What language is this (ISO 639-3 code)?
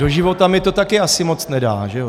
ces